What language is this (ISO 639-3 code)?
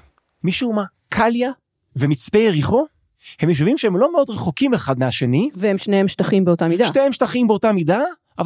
heb